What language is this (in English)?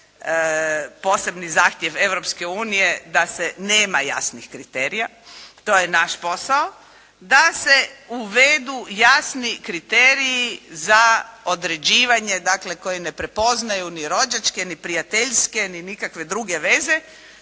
Croatian